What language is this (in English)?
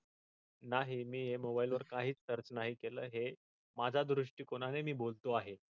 Marathi